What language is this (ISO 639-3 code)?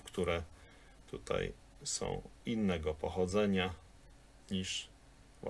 pol